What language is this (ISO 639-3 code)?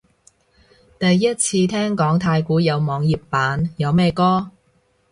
yue